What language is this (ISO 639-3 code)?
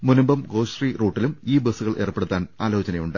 mal